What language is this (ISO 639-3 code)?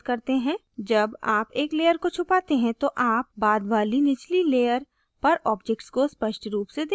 hin